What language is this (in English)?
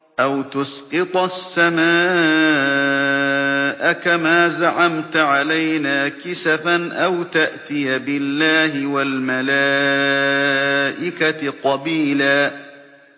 Arabic